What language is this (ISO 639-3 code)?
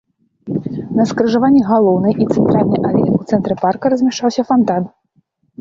bel